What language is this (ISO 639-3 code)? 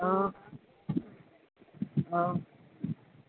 guj